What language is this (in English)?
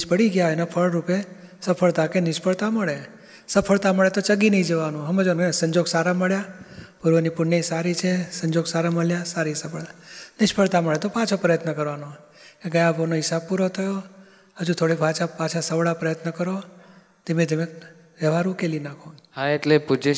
Gujarati